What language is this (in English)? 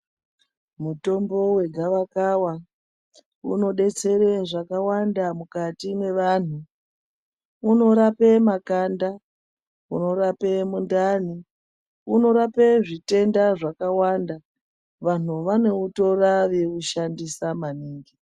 Ndau